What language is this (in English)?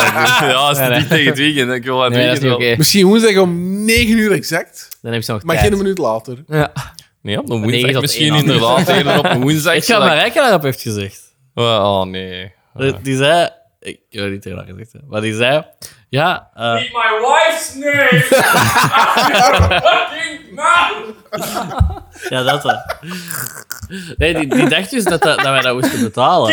Dutch